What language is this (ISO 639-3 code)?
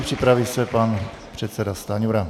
ces